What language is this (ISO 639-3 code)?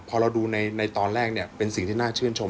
tha